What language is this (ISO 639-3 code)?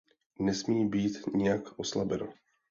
ces